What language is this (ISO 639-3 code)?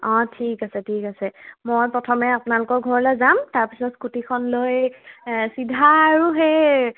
asm